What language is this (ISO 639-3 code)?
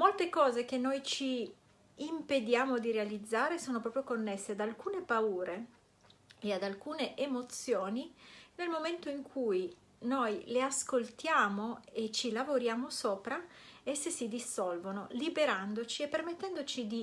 ita